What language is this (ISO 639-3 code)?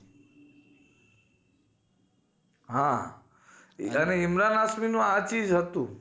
guj